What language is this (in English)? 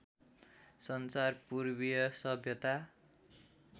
Nepali